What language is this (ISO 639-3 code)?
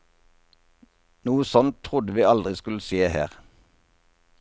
nor